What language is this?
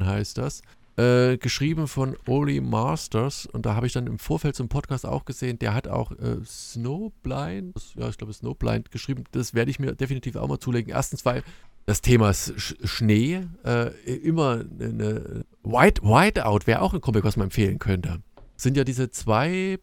German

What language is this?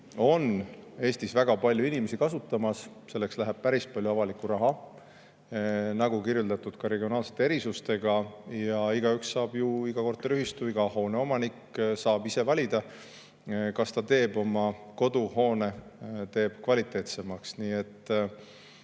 Estonian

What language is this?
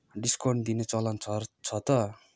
Nepali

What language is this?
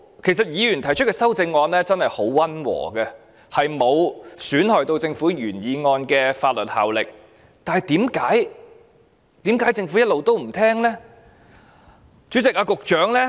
Cantonese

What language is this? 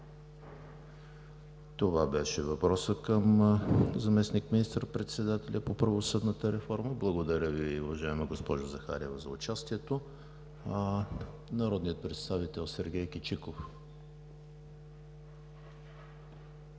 Bulgarian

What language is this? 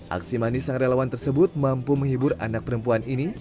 Indonesian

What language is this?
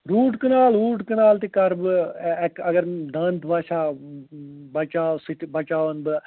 Kashmiri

